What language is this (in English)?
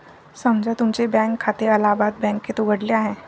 Marathi